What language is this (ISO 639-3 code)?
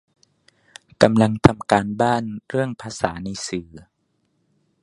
tha